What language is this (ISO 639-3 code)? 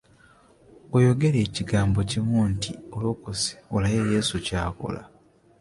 lug